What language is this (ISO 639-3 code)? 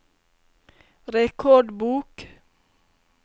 nor